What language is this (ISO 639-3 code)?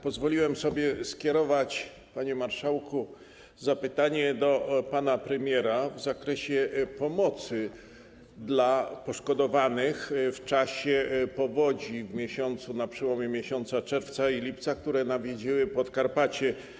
pol